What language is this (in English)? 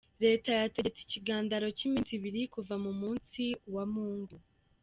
Kinyarwanda